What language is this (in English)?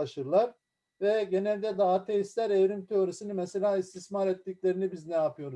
Turkish